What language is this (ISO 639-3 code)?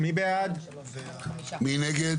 heb